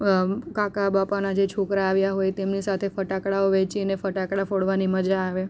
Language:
Gujarati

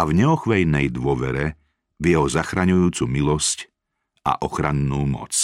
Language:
Slovak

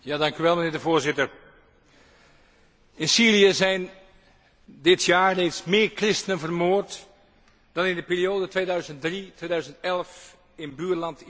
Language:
Dutch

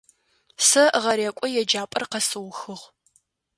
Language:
Adyghe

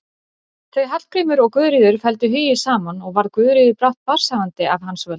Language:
Icelandic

